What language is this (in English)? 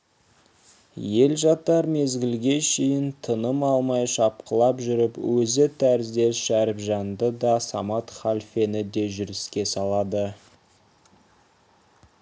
Kazakh